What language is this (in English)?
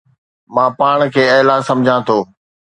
Sindhi